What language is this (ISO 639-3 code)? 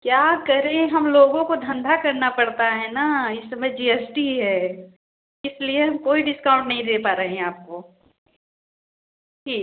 hin